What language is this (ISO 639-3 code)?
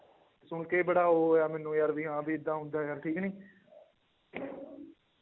pan